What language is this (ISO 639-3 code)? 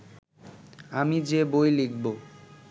ben